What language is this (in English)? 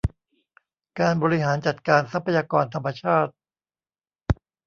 Thai